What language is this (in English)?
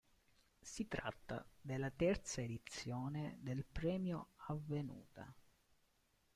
Italian